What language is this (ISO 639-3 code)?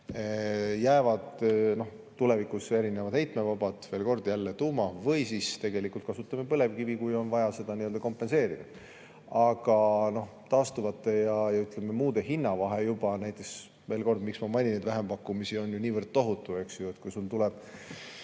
est